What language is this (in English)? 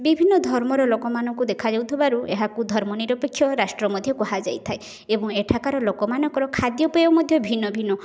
Odia